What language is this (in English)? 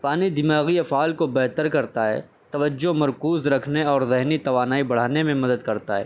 Urdu